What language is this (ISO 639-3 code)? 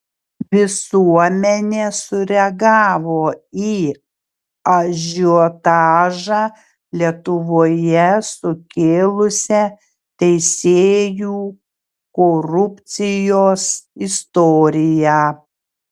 lit